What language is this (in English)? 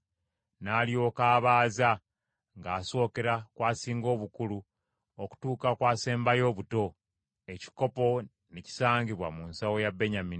Ganda